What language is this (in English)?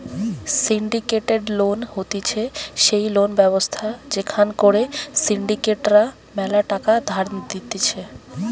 Bangla